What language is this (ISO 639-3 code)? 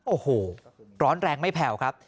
tha